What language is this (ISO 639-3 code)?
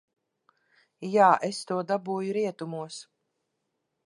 lav